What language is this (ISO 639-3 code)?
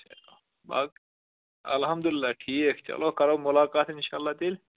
kas